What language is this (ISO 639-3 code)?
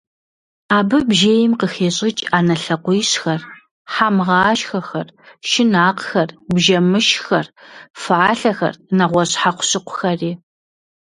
kbd